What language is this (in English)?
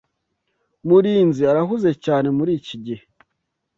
Kinyarwanda